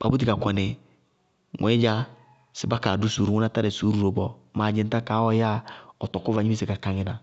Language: Bago-Kusuntu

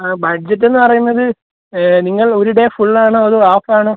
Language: Malayalam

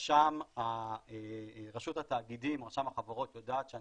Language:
Hebrew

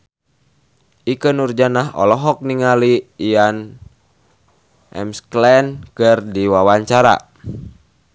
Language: Sundanese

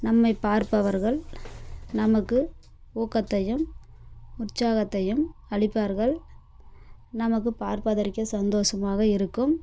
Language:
Tamil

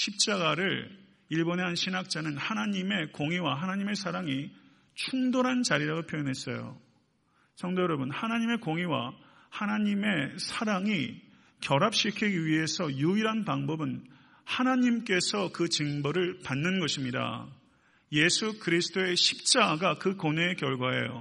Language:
Korean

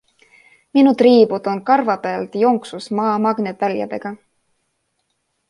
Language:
Estonian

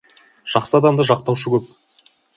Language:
Kazakh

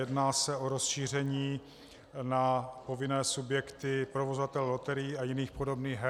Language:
Czech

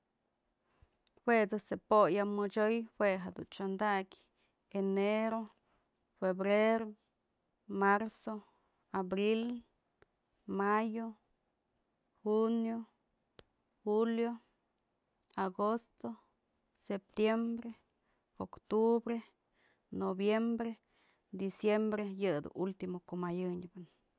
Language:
Mazatlán Mixe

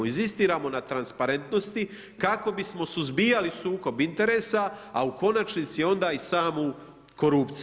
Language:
Croatian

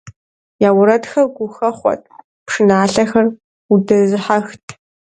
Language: Kabardian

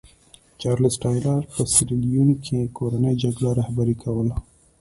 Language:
Pashto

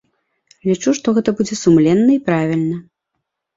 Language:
Belarusian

